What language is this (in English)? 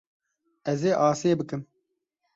Kurdish